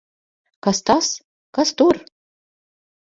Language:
Latvian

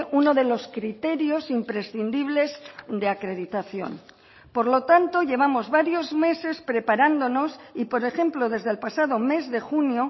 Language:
Spanish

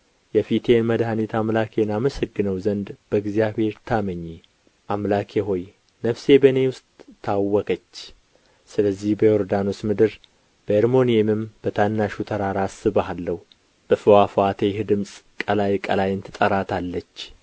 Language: Amharic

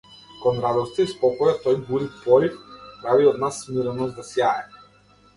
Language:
Macedonian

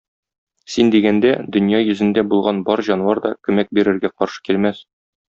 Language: Tatar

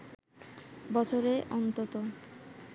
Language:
Bangla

